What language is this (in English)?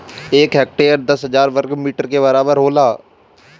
Bhojpuri